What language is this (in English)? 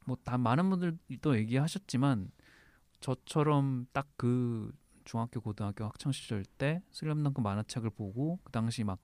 Korean